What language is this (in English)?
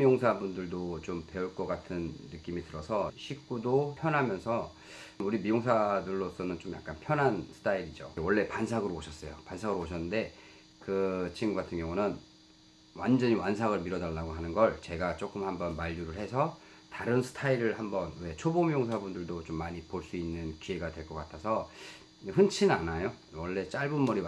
Korean